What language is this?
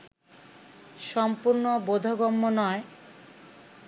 Bangla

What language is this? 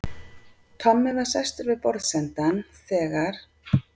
Icelandic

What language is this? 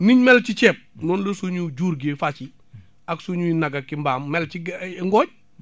Wolof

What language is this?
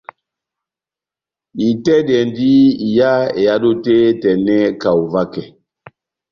Batanga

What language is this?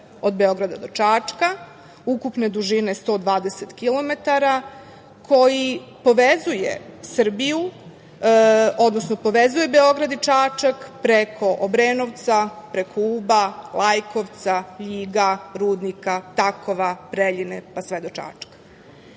Serbian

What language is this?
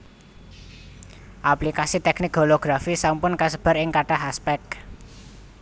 Javanese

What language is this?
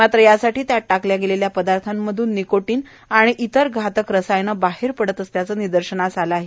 Marathi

